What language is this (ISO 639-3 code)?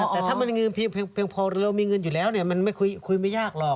tha